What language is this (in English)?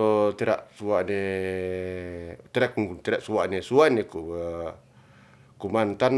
Ratahan